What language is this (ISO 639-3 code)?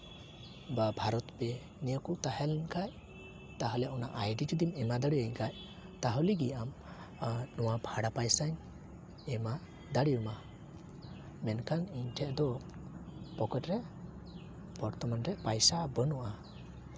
sat